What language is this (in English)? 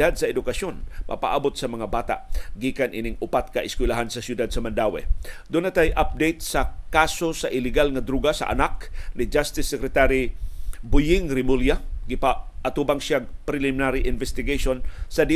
Filipino